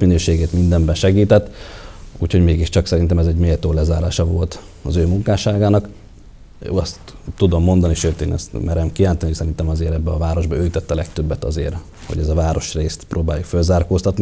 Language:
Hungarian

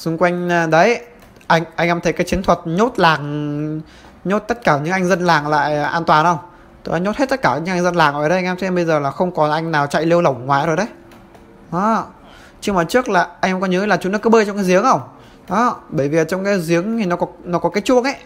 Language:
Vietnamese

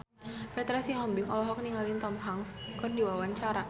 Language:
Sundanese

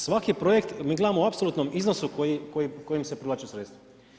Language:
Croatian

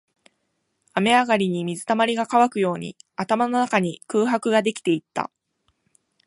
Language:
Japanese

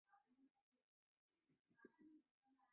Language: Chinese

